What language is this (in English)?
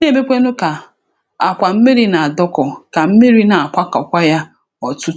Igbo